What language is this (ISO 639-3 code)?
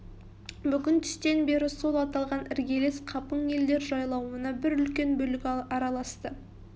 kaz